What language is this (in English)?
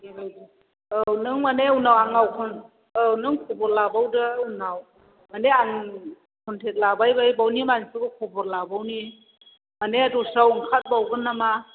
Bodo